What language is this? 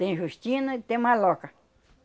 Portuguese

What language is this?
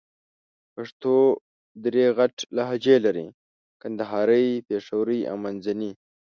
Pashto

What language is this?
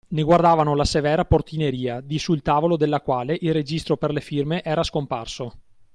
Italian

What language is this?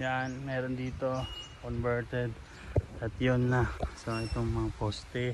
Filipino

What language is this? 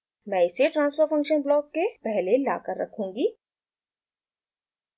Hindi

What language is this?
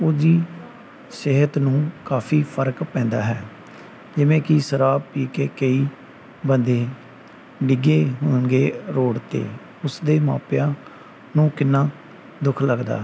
Punjabi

